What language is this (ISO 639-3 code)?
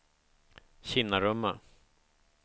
swe